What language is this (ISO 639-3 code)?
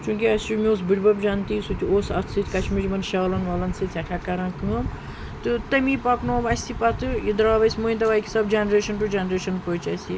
kas